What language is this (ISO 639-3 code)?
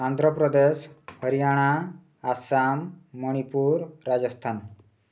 ori